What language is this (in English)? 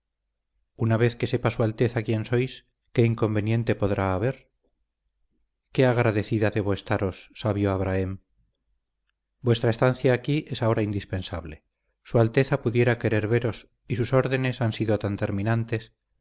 Spanish